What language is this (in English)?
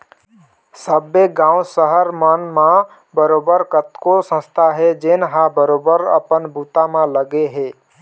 Chhattisgarhi